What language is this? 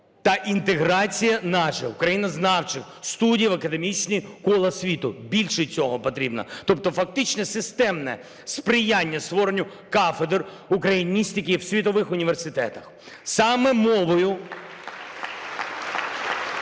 Ukrainian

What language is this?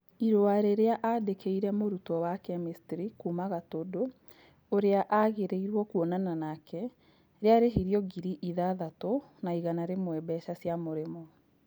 Kikuyu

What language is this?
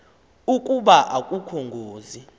Xhosa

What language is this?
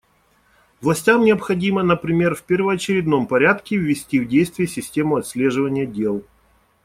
Russian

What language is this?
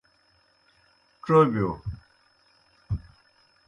Kohistani Shina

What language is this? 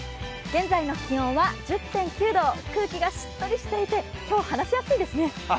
Japanese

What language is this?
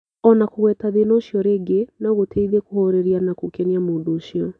Kikuyu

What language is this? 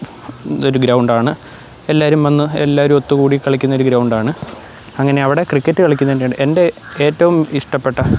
Malayalam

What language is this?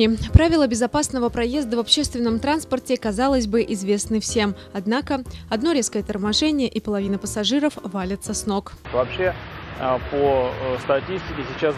Russian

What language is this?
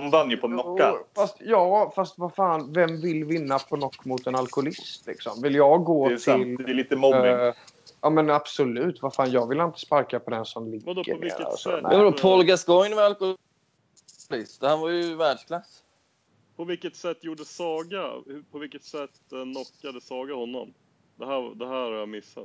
Swedish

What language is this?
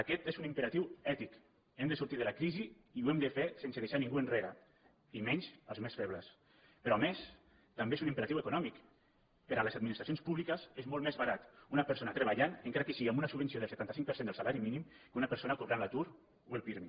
Catalan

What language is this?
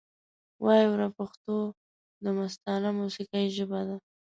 Pashto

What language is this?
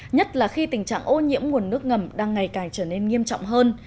Vietnamese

